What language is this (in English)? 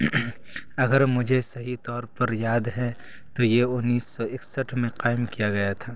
Urdu